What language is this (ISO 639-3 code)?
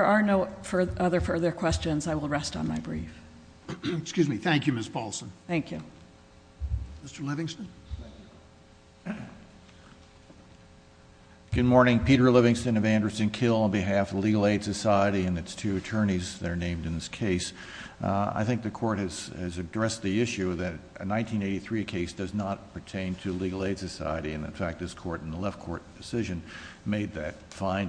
eng